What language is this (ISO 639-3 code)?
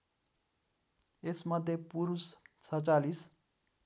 nep